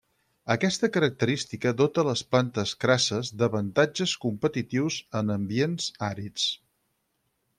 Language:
Catalan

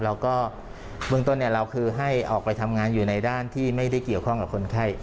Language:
Thai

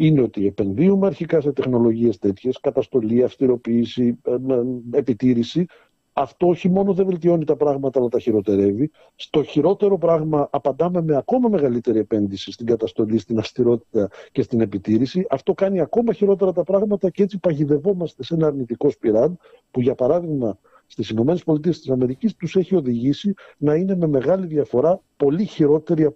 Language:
Greek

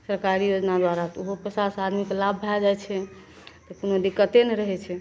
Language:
Maithili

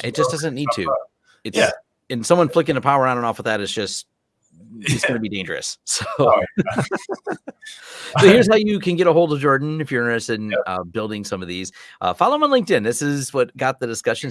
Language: English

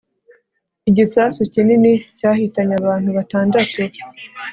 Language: Kinyarwanda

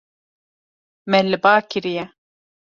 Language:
Kurdish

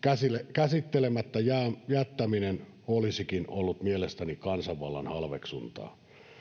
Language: Finnish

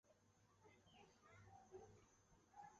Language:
Chinese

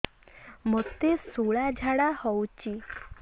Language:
Odia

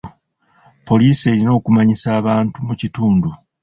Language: Ganda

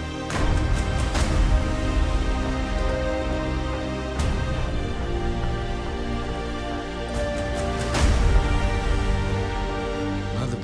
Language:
Russian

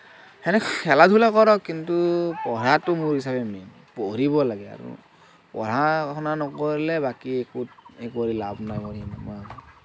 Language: Assamese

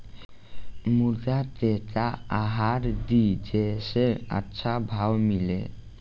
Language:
Bhojpuri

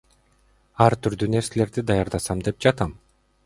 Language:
Kyrgyz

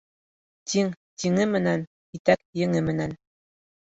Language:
Bashkir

